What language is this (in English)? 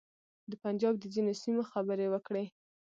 Pashto